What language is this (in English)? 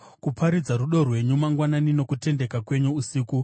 Shona